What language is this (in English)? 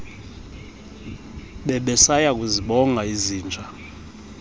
Xhosa